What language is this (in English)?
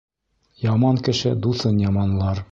Bashkir